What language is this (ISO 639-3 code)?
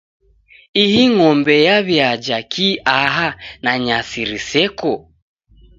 dav